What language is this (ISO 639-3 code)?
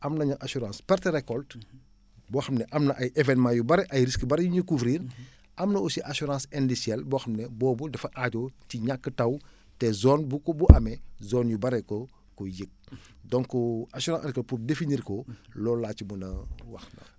wol